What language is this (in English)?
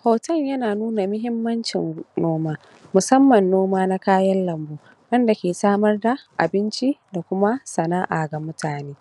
Hausa